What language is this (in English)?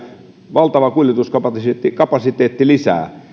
Finnish